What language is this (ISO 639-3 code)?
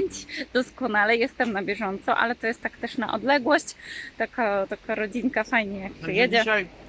pol